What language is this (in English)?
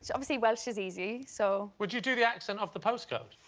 English